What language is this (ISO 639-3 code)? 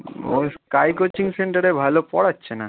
ben